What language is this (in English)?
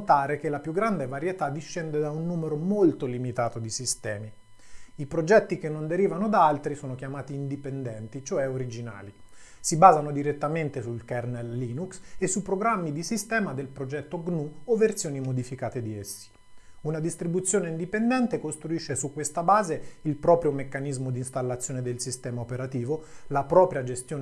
Italian